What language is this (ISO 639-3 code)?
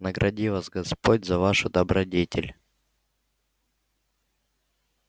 rus